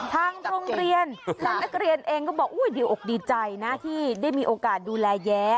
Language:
Thai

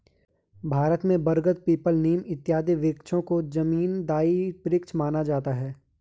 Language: Hindi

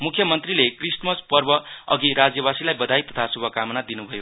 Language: Nepali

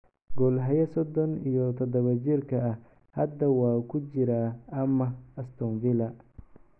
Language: Somali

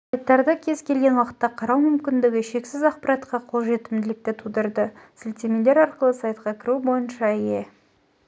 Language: Kazakh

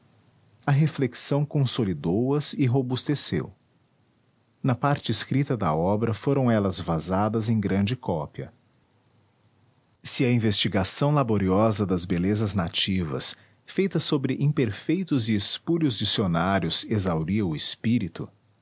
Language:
Portuguese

